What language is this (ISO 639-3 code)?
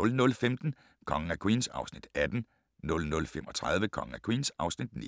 dan